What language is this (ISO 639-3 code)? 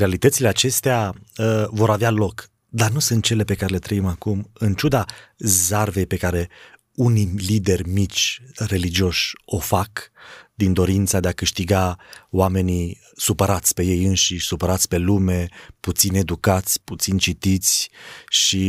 ron